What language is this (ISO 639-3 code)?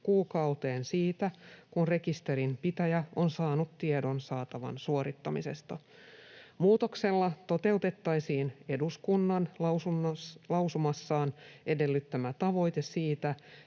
fin